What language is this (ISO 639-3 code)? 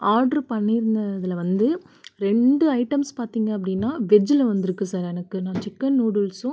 tam